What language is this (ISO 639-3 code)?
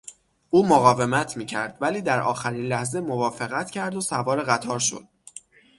fas